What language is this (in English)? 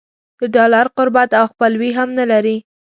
Pashto